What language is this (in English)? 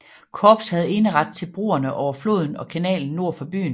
Danish